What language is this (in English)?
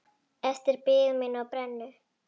Icelandic